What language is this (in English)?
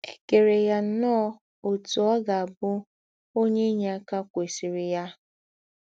Igbo